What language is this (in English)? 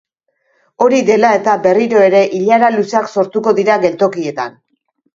Basque